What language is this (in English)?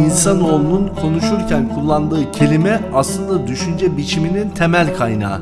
Turkish